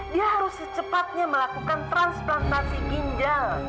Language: Indonesian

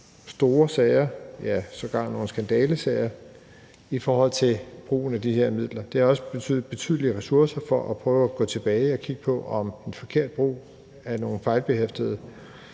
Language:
Danish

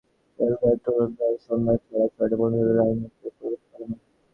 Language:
Bangla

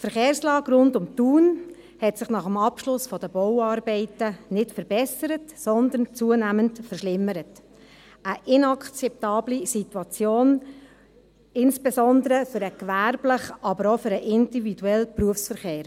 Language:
Swiss German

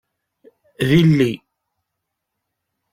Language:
Kabyle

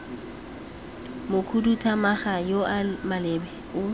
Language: Tswana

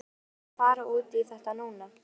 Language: Icelandic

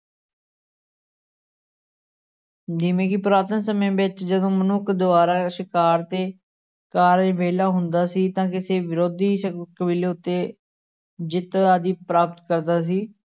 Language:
Punjabi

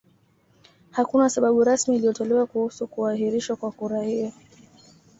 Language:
Swahili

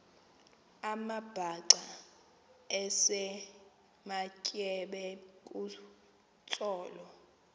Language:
Xhosa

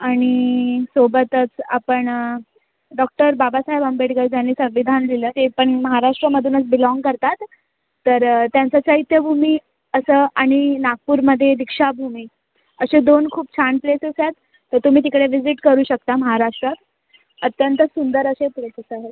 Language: Marathi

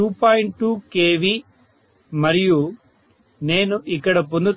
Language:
Telugu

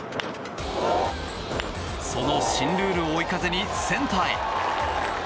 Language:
Japanese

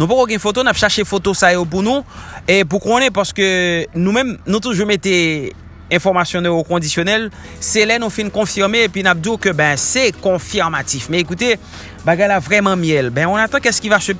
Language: French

